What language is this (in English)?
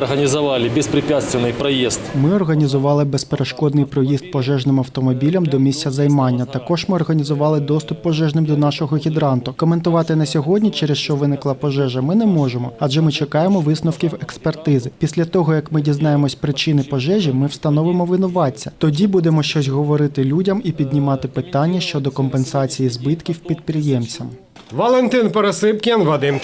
Ukrainian